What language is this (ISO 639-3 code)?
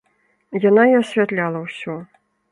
bel